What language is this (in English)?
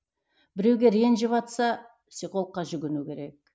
Kazakh